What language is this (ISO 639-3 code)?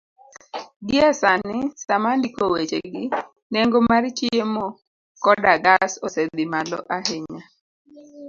luo